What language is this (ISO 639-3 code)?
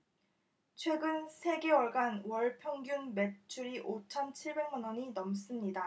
kor